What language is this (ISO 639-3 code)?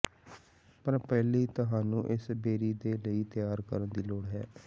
pan